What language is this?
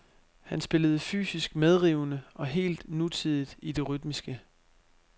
Danish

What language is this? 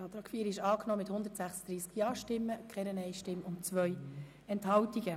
Swiss German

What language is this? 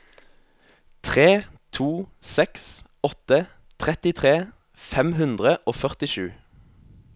Norwegian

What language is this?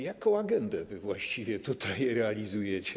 Polish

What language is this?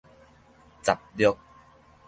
Min Nan Chinese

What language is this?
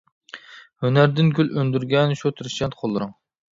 Uyghur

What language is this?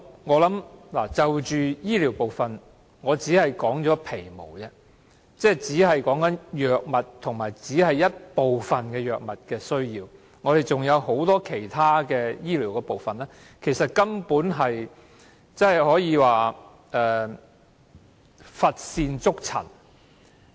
Cantonese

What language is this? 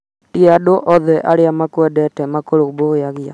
Kikuyu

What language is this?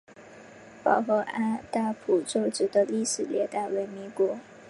Chinese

